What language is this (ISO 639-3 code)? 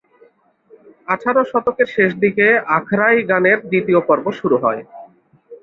ben